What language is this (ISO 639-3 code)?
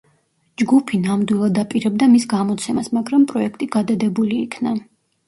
kat